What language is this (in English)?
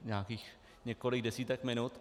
Czech